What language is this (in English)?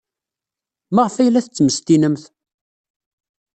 Kabyle